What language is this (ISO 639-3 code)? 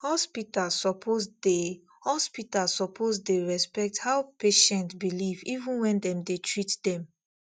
pcm